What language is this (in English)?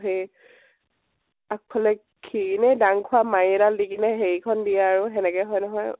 Assamese